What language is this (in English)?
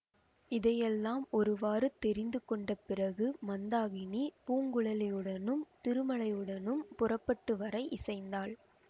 Tamil